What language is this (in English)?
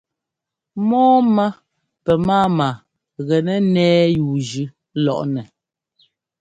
Ngomba